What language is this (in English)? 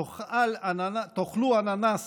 Hebrew